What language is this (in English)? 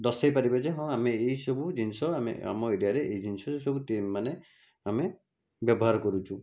Odia